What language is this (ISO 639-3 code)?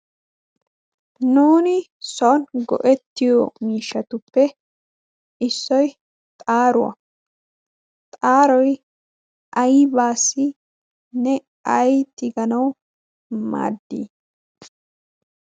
wal